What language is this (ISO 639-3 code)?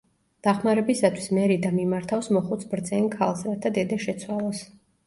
kat